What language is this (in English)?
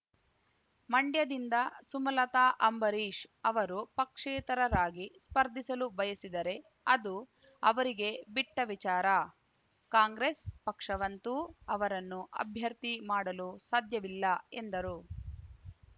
Kannada